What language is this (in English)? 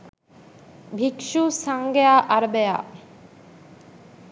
Sinhala